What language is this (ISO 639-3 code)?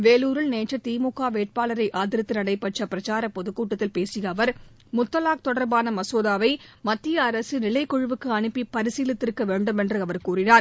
tam